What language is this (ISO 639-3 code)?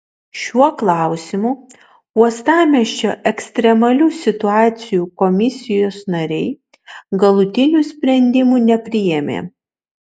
lit